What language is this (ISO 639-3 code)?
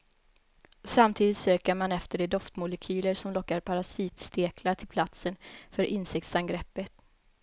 swe